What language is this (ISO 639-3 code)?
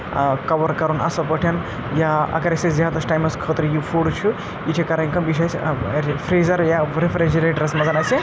kas